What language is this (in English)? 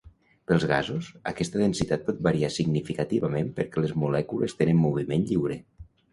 Catalan